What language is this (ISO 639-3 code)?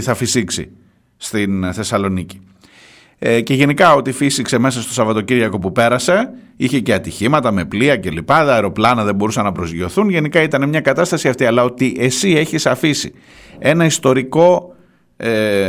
ell